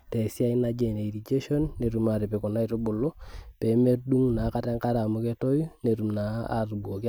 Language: Masai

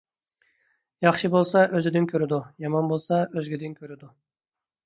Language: Uyghur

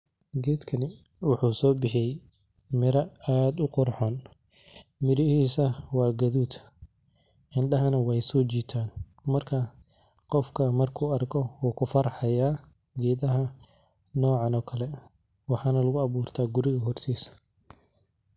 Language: Somali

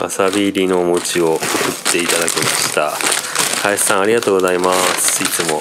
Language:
Japanese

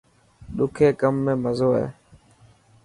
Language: Dhatki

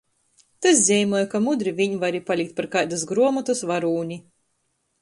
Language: Latgalian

